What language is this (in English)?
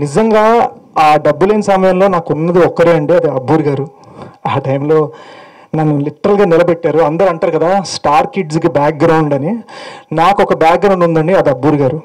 Telugu